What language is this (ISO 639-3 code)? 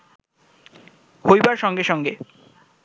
ben